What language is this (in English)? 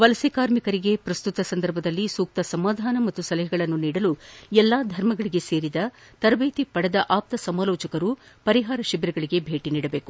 Kannada